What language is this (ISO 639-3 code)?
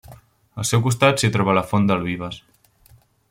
cat